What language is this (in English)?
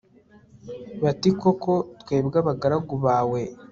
Kinyarwanda